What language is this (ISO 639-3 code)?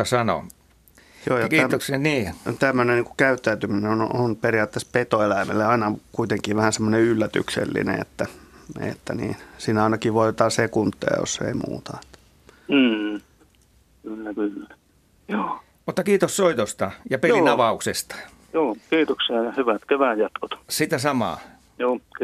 fin